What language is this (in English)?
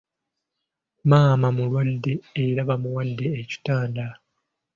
Ganda